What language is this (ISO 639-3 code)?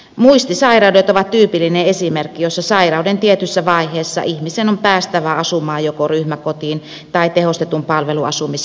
fin